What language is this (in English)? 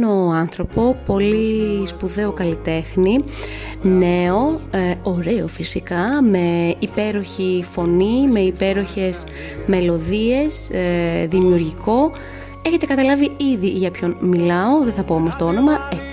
Greek